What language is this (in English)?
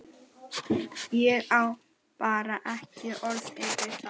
Icelandic